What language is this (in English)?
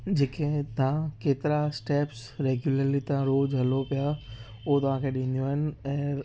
Sindhi